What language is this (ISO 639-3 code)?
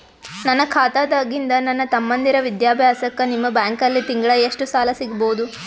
kan